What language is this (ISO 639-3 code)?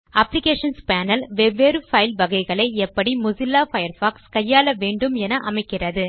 tam